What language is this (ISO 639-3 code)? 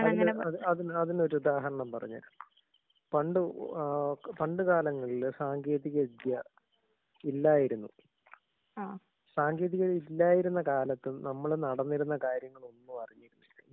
mal